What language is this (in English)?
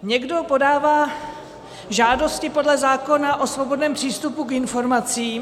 Czech